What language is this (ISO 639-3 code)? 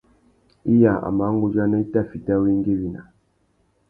bag